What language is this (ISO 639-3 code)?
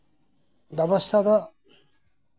sat